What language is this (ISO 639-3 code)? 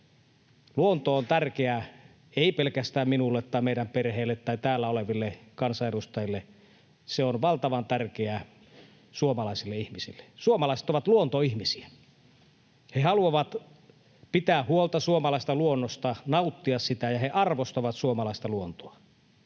fin